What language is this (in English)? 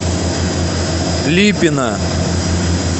Russian